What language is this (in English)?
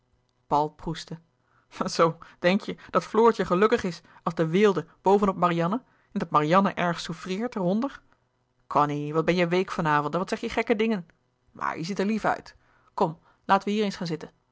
Dutch